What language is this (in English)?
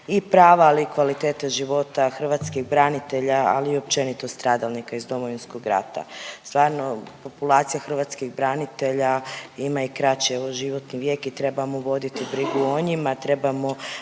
Croatian